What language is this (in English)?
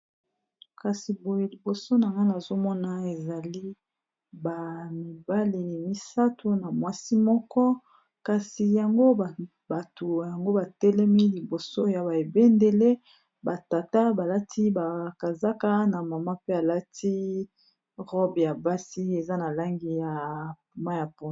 Lingala